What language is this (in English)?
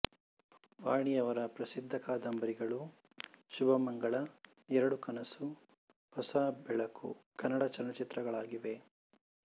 Kannada